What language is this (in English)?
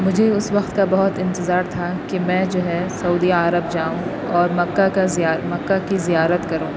Urdu